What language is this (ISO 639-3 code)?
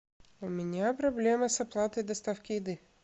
rus